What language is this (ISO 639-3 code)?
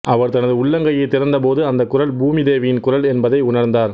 tam